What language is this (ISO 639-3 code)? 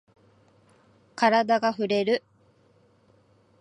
jpn